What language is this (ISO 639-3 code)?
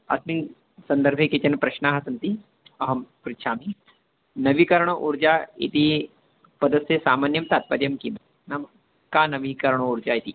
san